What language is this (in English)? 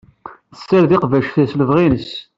Kabyle